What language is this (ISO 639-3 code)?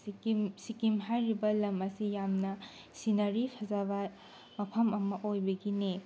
mni